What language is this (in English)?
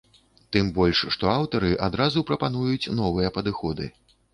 Belarusian